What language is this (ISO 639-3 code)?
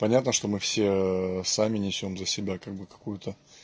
rus